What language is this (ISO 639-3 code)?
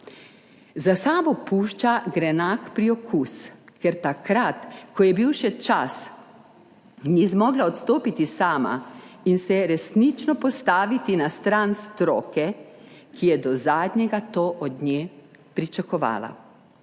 slv